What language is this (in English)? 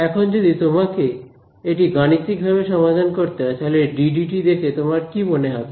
Bangla